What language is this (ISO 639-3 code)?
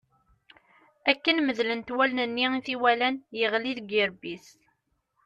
kab